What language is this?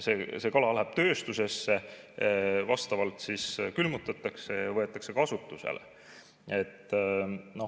Estonian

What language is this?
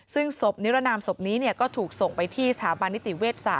Thai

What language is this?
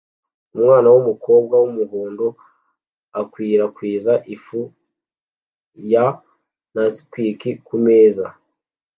Kinyarwanda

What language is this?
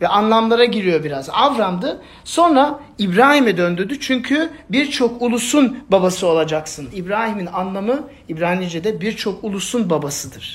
Turkish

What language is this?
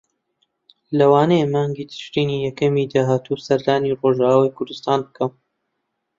Central Kurdish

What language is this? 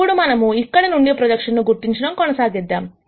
Telugu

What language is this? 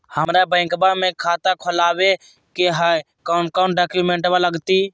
Magahi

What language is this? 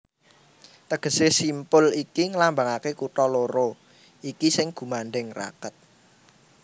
Javanese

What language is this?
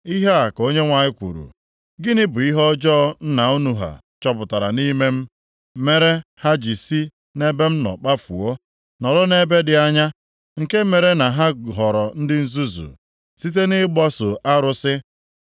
Igbo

